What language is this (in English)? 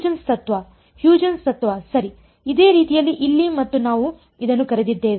Kannada